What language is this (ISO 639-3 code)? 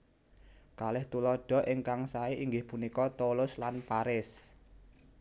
jav